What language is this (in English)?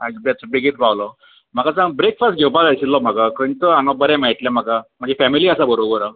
Konkani